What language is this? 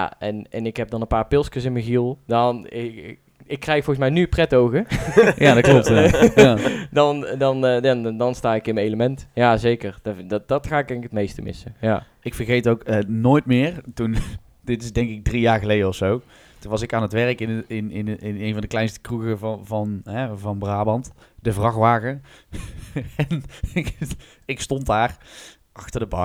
Dutch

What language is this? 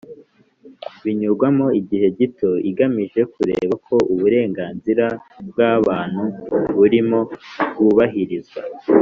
Kinyarwanda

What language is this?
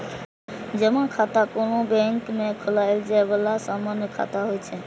Maithili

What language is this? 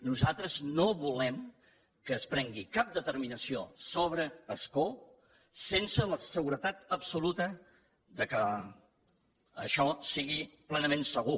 Catalan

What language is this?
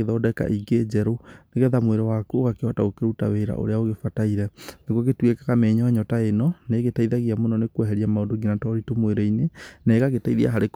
Kikuyu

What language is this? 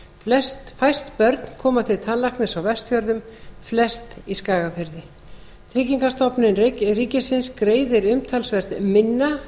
Icelandic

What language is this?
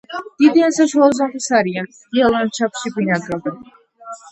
Georgian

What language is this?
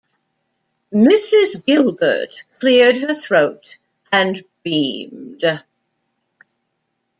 English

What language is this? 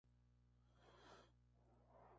Spanish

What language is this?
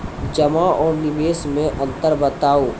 Maithili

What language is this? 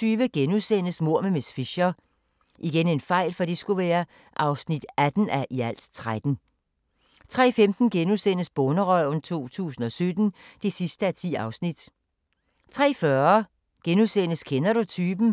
Danish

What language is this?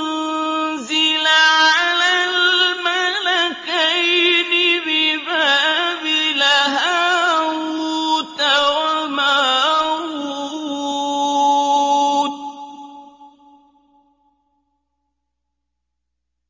Arabic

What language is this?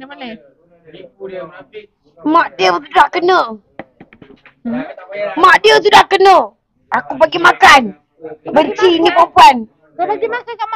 Malay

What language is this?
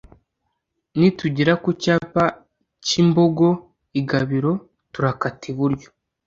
Kinyarwanda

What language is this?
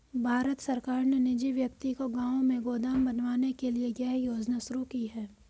Hindi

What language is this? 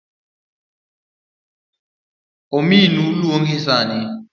Luo (Kenya and Tanzania)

